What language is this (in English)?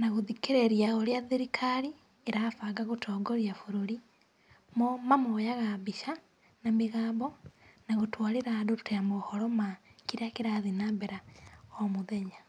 Kikuyu